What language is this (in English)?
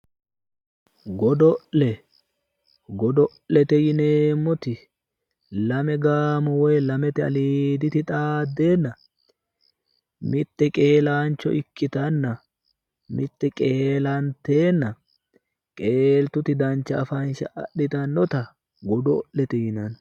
Sidamo